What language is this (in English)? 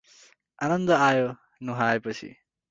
Nepali